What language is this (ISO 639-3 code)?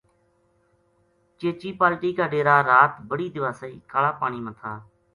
gju